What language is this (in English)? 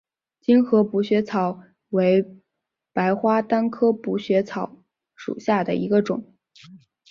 Chinese